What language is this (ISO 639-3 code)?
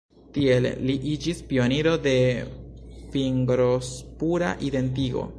epo